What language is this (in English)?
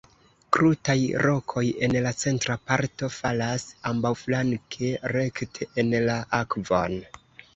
Esperanto